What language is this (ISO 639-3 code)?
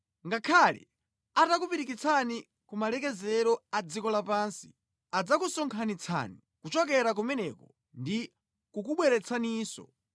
nya